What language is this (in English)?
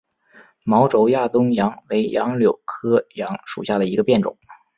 Chinese